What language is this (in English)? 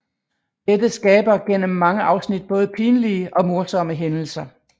Danish